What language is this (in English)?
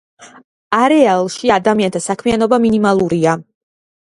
Georgian